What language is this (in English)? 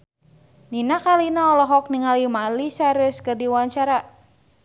Sundanese